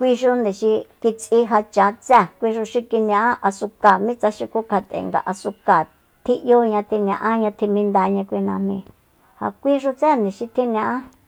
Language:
Soyaltepec Mazatec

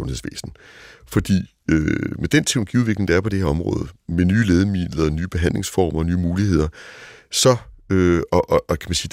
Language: Danish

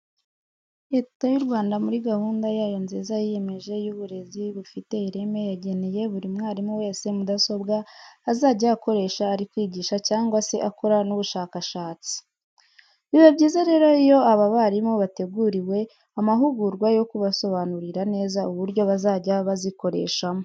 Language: Kinyarwanda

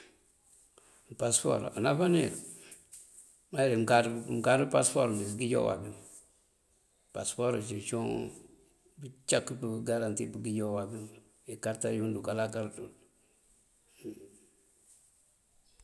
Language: Mandjak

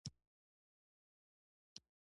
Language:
Pashto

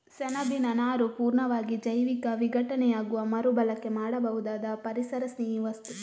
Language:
Kannada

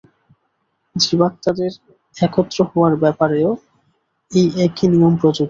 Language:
Bangla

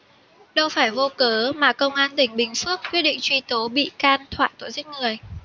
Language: Vietnamese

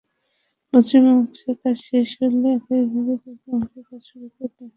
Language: Bangla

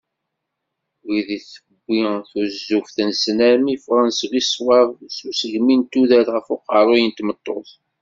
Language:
Kabyle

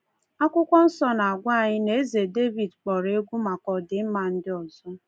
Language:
Igbo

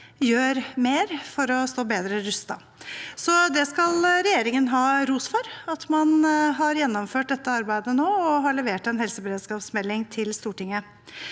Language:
Norwegian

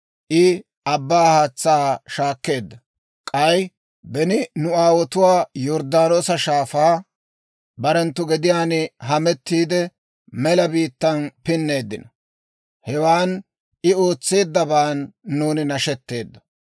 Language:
Dawro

